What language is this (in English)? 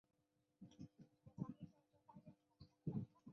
Chinese